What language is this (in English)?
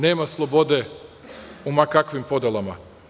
Serbian